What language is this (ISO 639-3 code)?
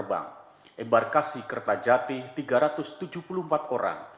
ind